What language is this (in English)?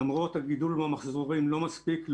Hebrew